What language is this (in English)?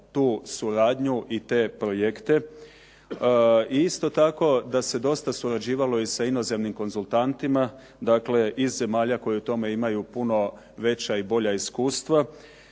Croatian